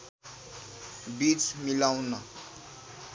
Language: Nepali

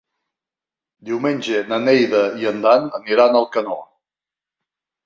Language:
Catalan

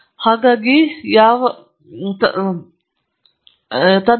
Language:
Kannada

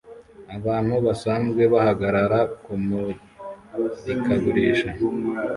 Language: Kinyarwanda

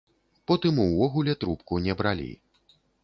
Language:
Belarusian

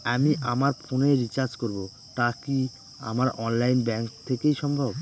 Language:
Bangla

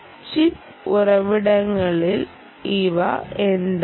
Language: Malayalam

